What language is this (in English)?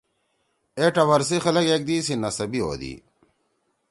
Torwali